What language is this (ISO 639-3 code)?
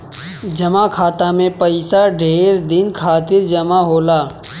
bho